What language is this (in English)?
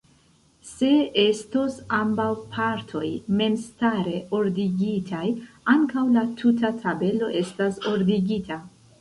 Esperanto